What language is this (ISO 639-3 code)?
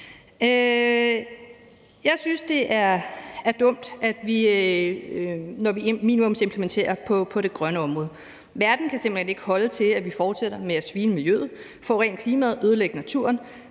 dan